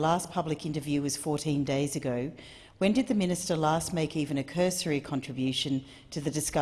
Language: English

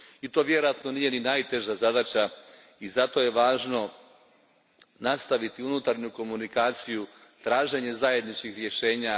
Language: Croatian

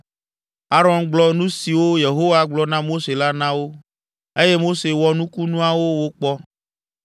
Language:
Ewe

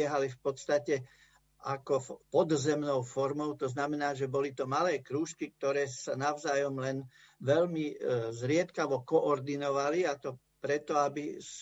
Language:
Slovak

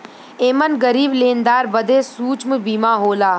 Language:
Bhojpuri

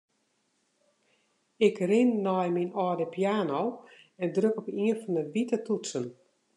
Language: Western Frisian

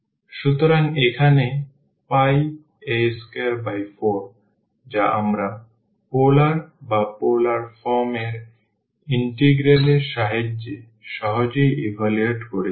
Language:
Bangla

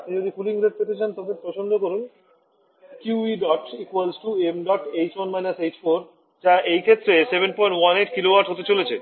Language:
Bangla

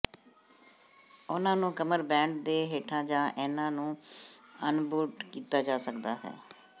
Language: Punjabi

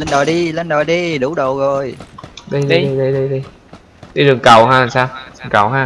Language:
Vietnamese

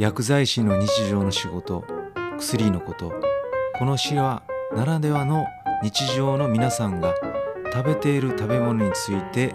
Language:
Japanese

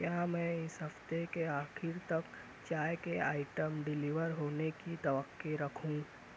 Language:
Urdu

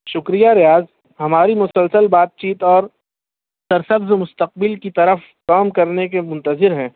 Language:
Urdu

